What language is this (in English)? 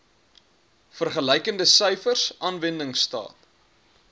Afrikaans